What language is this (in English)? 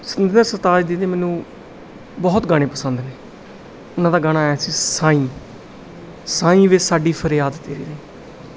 Punjabi